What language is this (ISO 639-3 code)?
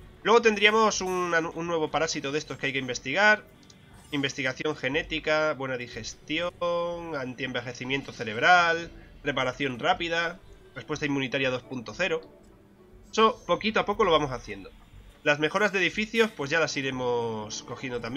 spa